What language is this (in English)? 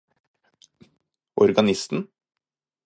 Norwegian Bokmål